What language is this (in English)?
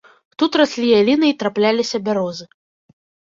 Belarusian